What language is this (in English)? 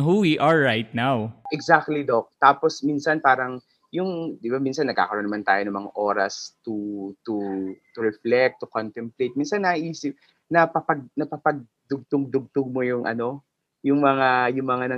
Filipino